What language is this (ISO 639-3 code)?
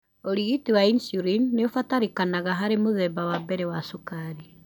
kik